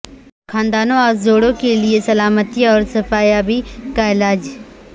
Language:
Urdu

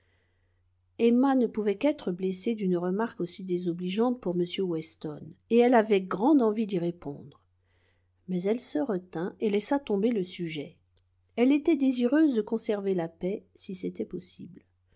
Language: French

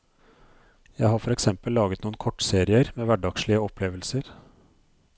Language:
Norwegian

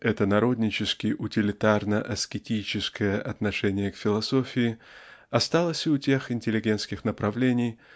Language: Russian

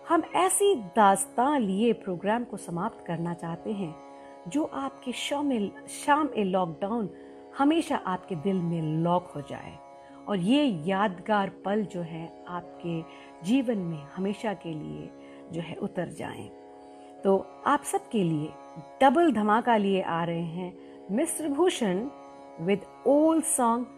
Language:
Hindi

